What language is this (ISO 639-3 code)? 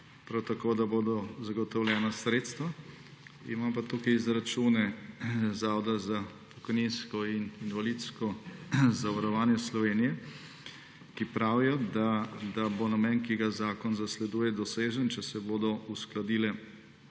slv